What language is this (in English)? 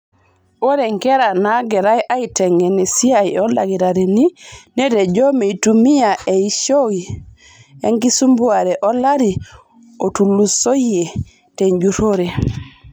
Masai